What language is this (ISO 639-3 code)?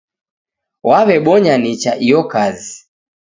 dav